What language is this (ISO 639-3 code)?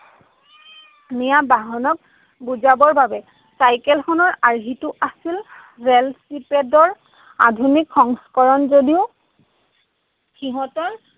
asm